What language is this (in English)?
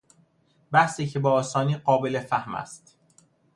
Persian